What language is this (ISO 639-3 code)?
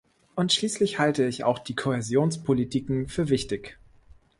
deu